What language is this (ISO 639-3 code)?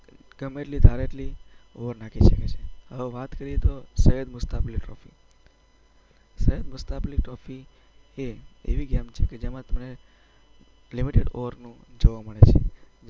guj